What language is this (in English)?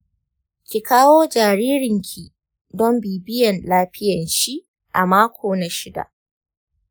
Hausa